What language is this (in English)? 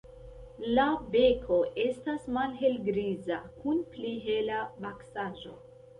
Esperanto